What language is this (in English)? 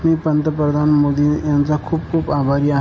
Marathi